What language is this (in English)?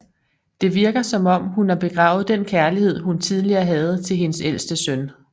Danish